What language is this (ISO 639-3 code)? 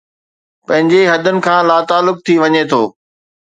snd